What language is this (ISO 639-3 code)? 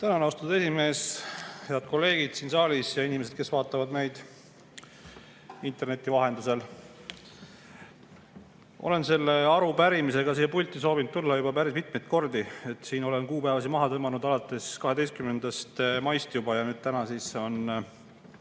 est